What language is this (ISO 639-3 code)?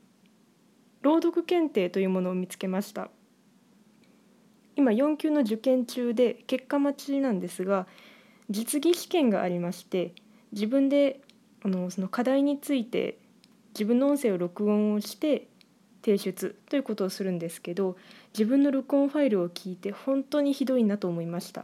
jpn